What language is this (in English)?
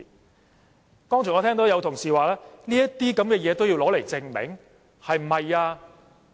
Cantonese